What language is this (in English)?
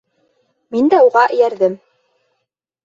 Bashkir